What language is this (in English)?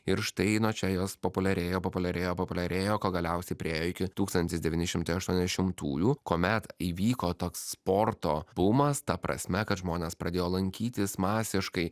Lithuanian